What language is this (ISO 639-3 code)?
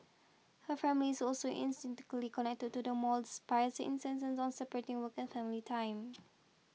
eng